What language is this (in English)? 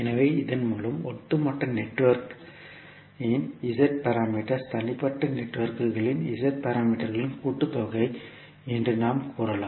Tamil